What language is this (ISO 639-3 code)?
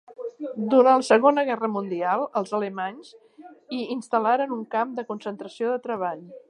cat